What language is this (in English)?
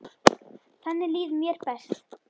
Icelandic